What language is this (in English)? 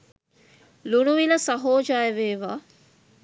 Sinhala